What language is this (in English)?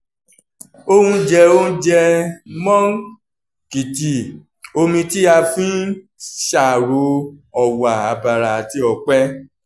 Yoruba